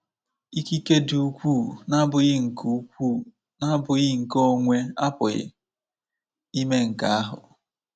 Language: Igbo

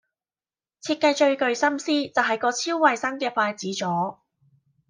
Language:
Cantonese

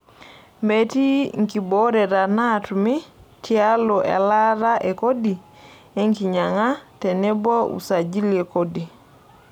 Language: Masai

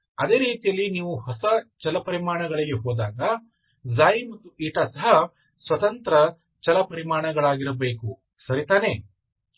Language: Kannada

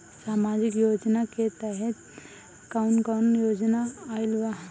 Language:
Bhojpuri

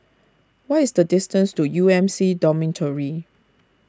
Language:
English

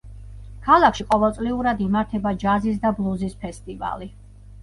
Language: Georgian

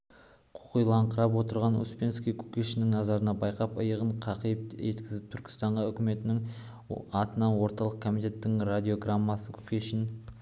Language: Kazakh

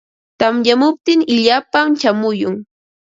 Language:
Ambo-Pasco Quechua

